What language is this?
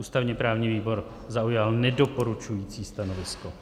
Czech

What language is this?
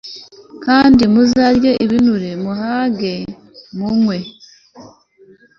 Kinyarwanda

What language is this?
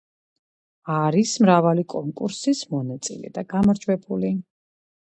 Georgian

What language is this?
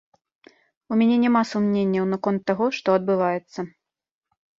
Belarusian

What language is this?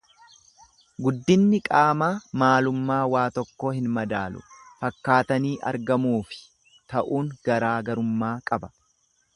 Oromo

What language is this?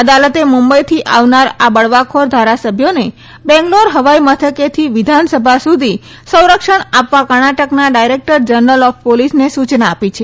Gujarati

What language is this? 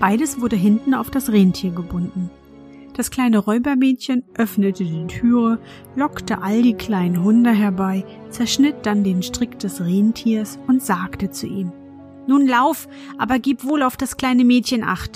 German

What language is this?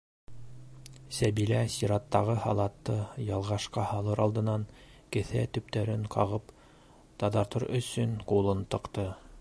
Bashkir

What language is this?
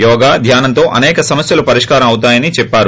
Telugu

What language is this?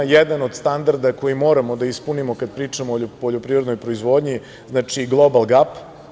Serbian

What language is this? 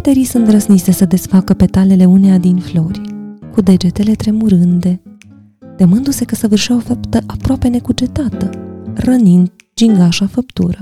Romanian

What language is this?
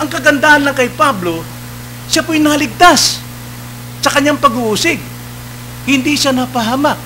Filipino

